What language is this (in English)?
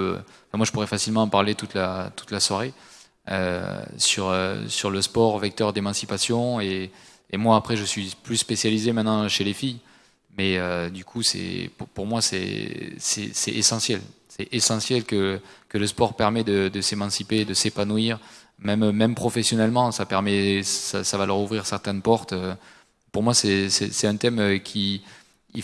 French